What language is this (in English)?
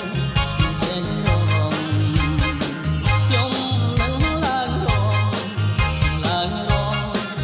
Vietnamese